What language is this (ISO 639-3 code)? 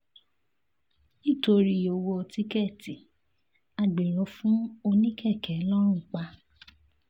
yor